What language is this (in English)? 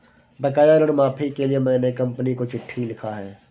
Hindi